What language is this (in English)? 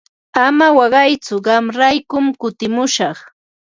Ambo-Pasco Quechua